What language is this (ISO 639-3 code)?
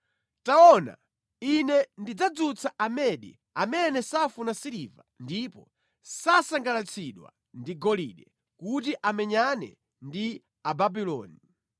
nya